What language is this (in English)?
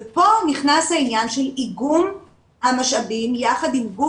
Hebrew